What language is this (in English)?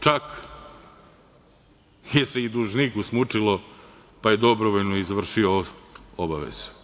Serbian